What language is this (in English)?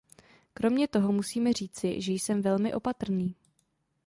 Czech